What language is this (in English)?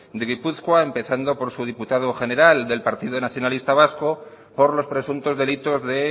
Spanish